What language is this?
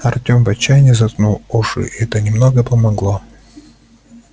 Russian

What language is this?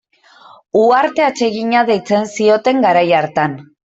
Basque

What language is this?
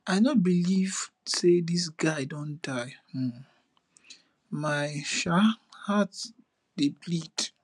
Nigerian Pidgin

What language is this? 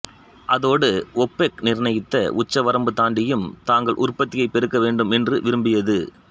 Tamil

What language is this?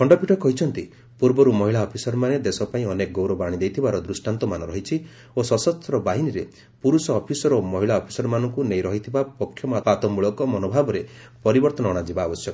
Odia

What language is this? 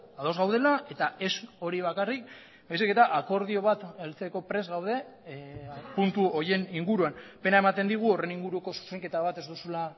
Basque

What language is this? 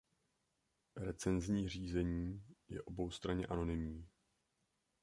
Czech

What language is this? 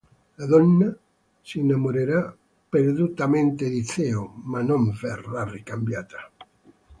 Italian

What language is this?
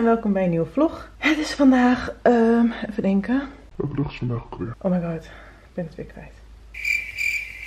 Dutch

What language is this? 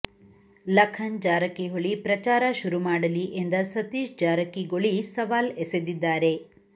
Kannada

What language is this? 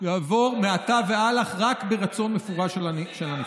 Hebrew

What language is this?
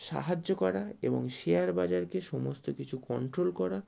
Bangla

